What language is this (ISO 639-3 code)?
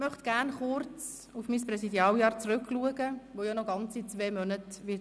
gsw